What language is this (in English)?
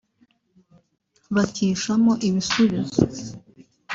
Kinyarwanda